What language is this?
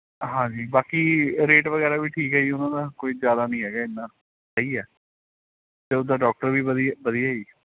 Punjabi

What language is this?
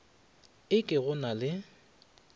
Northern Sotho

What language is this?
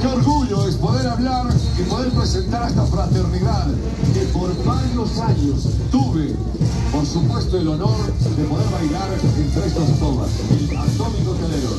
Spanish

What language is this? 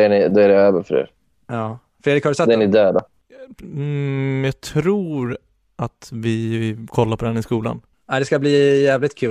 Swedish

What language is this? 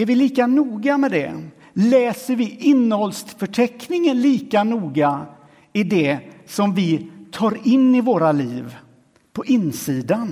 Swedish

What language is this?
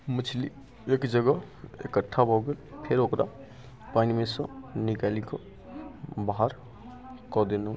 Maithili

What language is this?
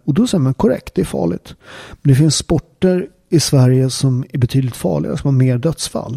Swedish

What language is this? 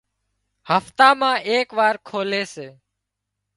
Wadiyara Koli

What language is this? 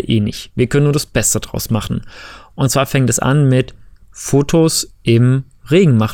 German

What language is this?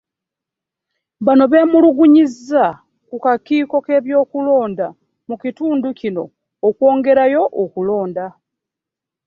Ganda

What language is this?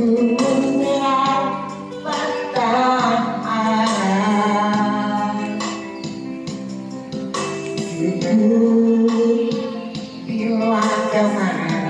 Indonesian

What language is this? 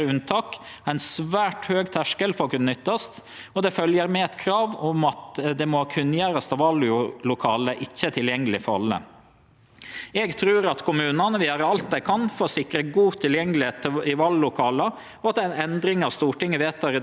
Norwegian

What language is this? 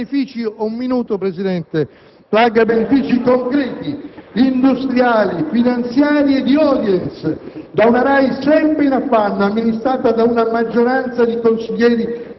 Italian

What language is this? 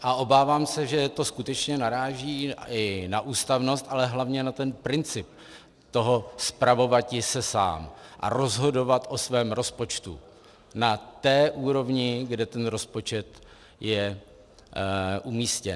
Czech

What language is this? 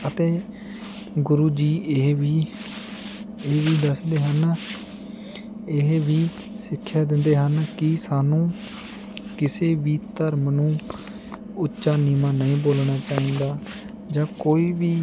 Punjabi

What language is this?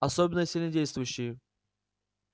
Russian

